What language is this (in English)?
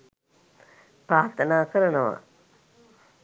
Sinhala